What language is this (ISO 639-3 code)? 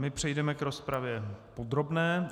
ces